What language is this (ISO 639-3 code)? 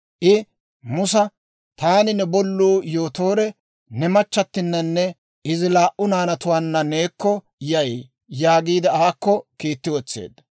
dwr